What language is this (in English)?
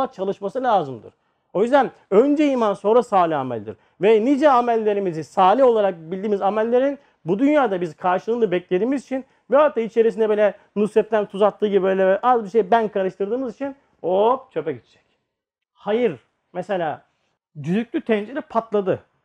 Turkish